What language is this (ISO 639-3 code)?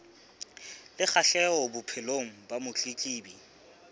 sot